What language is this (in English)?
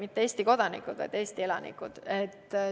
Estonian